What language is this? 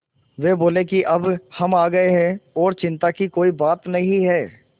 Hindi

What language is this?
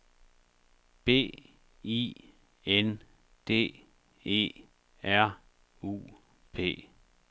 Danish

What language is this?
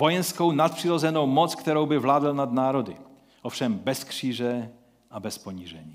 Czech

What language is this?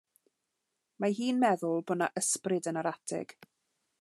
Welsh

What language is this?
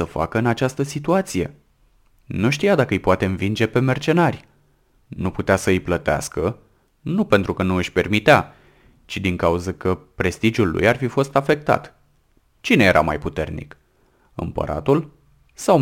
Romanian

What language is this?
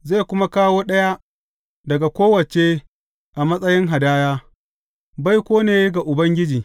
Hausa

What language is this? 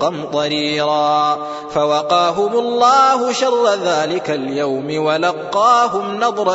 Arabic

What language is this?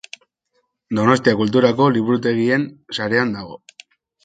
Basque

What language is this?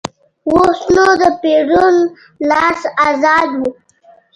Pashto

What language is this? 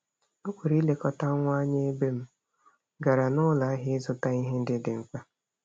Igbo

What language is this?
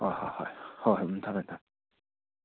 Manipuri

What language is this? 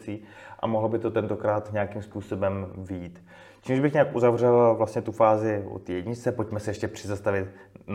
Czech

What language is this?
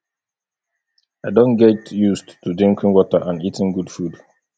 Nigerian Pidgin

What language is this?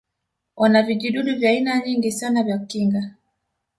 Swahili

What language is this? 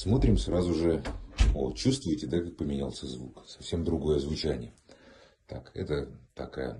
Russian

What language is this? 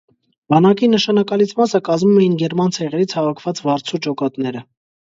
Armenian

